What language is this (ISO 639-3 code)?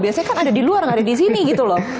ind